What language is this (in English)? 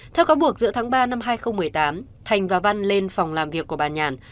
Vietnamese